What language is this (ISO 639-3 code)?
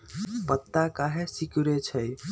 mag